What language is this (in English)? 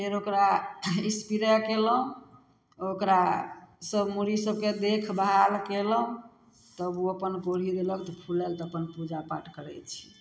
Maithili